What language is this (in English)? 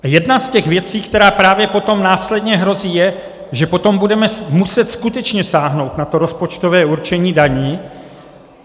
Czech